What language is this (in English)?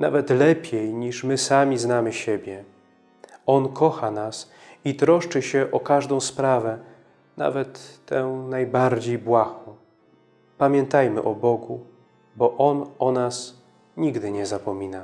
Polish